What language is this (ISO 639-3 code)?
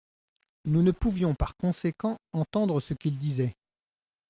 fra